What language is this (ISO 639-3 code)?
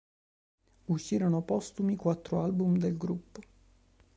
ita